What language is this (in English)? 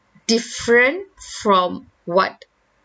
English